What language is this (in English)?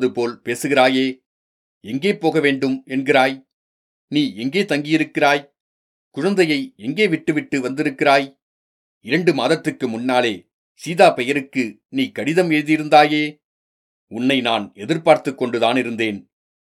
Tamil